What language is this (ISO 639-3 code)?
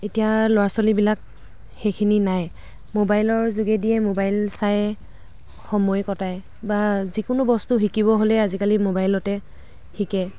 asm